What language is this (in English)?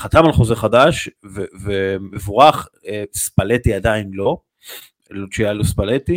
Hebrew